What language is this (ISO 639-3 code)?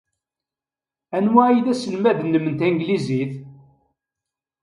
kab